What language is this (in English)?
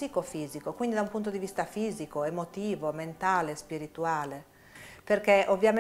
Italian